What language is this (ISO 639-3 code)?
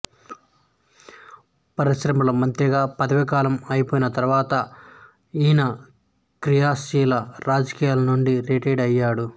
tel